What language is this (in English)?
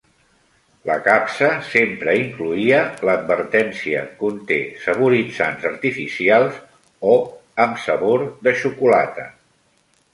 Catalan